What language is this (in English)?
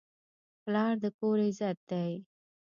Pashto